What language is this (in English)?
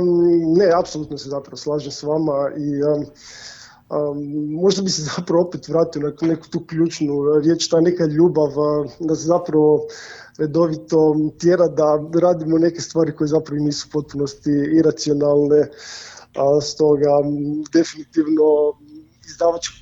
Croatian